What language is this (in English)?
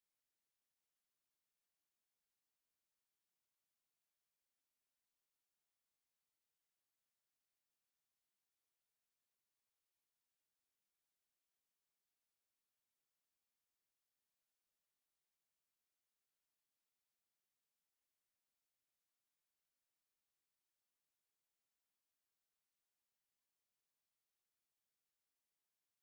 Indonesian